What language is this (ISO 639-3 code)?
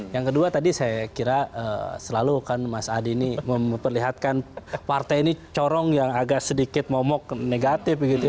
ind